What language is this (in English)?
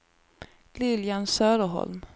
Swedish